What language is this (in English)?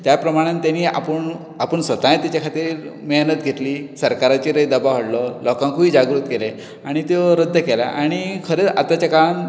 Konkani